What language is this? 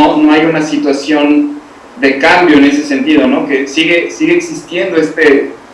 Spanish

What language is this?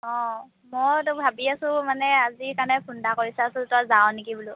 Assamese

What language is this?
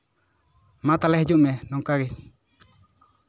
Santali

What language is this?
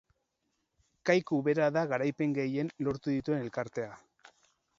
Basque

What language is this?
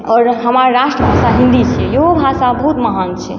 Maithili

